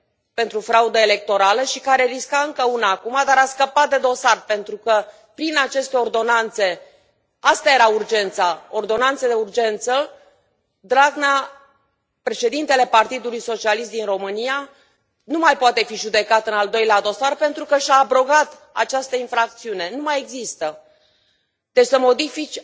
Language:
Romanian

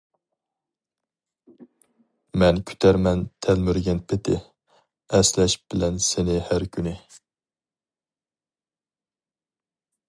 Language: Uyghur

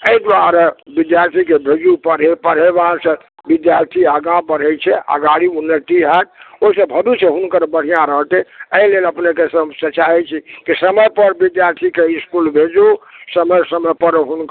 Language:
Maithili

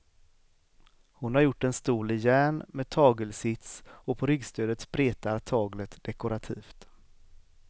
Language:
Swedish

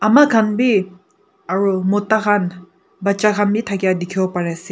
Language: Naga Pidgin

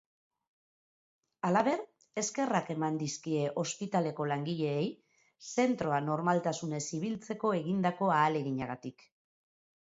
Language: Basque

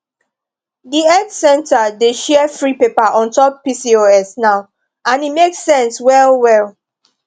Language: Nigerian Pidgin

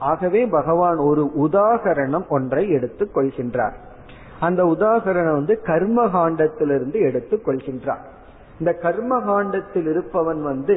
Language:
Tamil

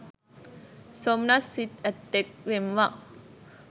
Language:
Sinhala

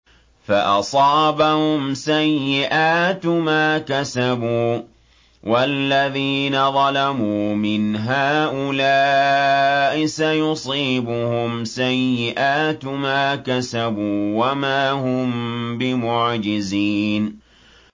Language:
Arabic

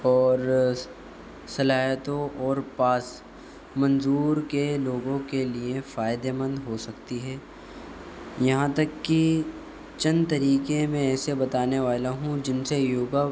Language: Urdu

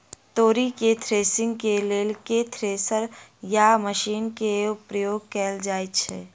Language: Maithili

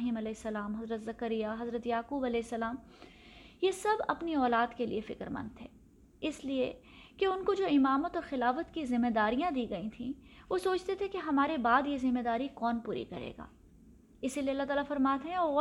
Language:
Urdu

